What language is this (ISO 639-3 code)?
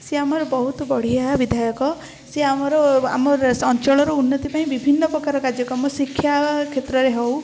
ori